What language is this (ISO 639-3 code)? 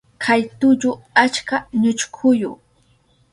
qup